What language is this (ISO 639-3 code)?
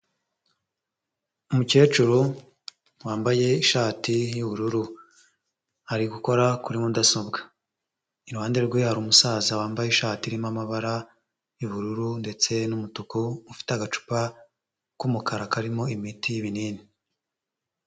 kin